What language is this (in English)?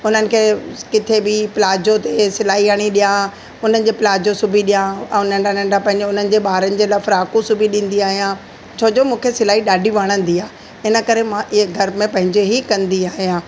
Sindhi